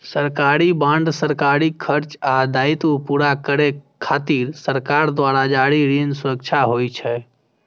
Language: Maithili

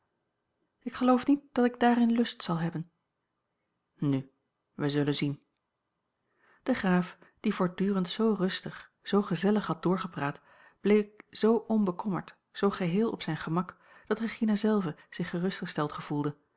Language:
Dutch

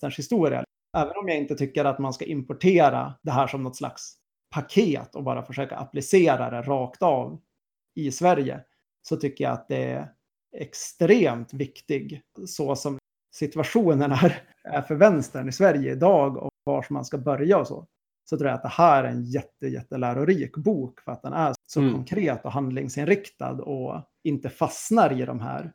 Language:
Swedish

